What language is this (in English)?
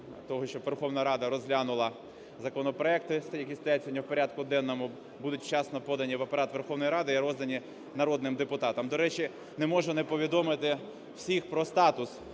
Ukrainian